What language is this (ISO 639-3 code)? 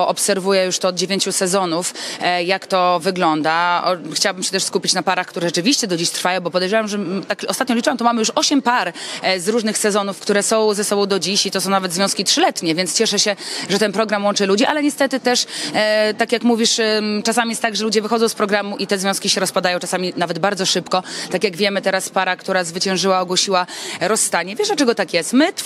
pol